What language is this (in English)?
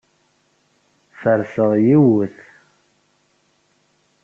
Kabyle